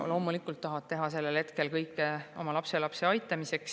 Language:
Estonian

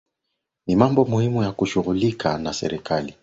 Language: Swahili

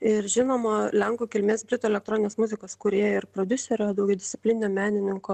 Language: Lithuanian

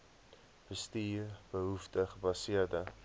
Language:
Afrikaans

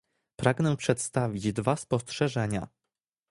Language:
Polish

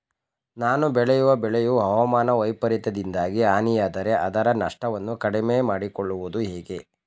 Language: Kannada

